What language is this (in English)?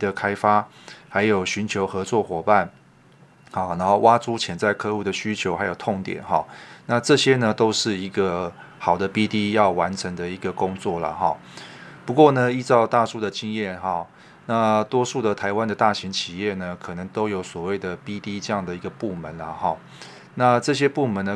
Chinese